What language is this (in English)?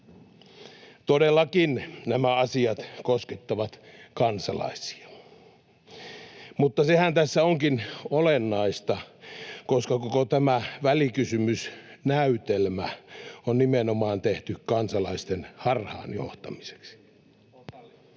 Finnish